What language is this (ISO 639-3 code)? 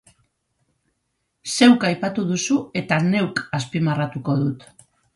eus